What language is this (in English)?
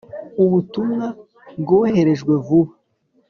Kinyarwanda